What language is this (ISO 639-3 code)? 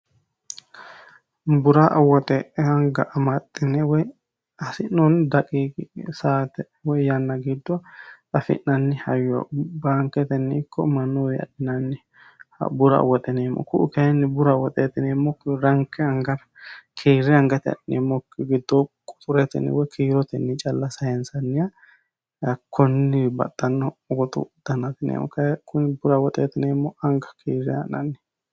sid